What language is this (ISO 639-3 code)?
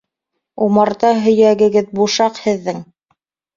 bak